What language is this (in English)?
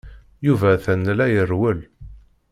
Kabyle